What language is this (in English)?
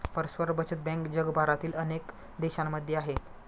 Marathi